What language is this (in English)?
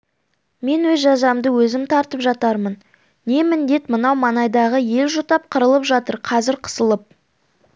Kazakh